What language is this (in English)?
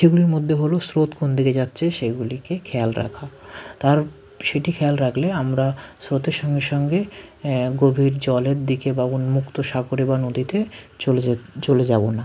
Bangla